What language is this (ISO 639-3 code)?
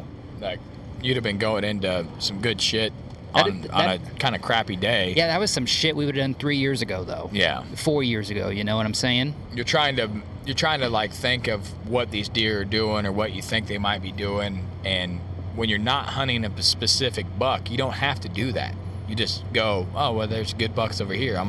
eng